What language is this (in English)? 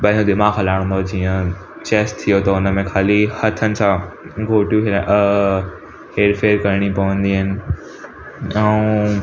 Sindhi